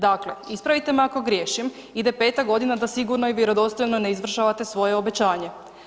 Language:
Croatian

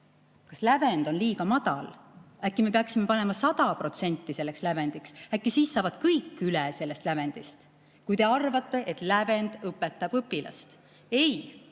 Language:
Estonian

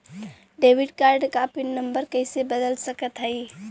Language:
Bhojpuri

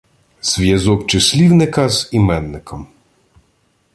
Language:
Ukrainian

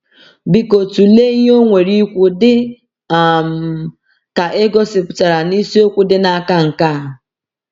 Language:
Igbo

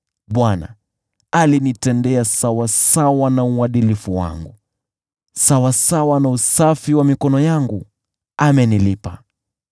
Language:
Swahili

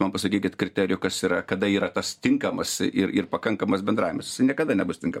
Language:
Lithuanian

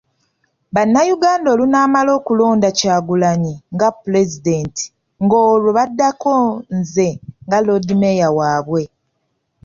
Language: Ganda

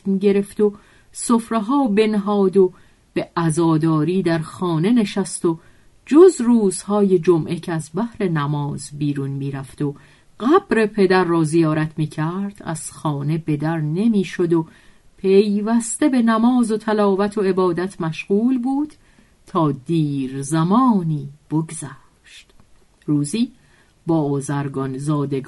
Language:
Persian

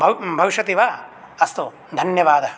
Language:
Sanskrit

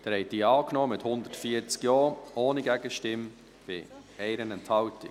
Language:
Swiss German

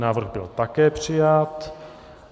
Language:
Czech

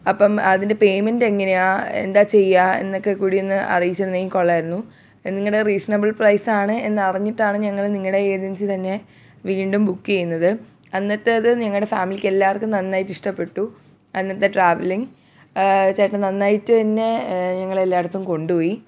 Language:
Malayalam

